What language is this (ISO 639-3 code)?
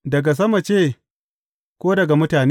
hau